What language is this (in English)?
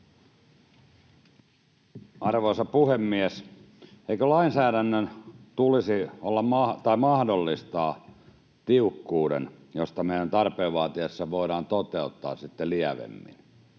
Finnish